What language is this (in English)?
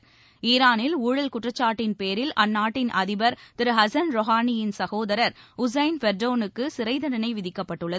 Tamil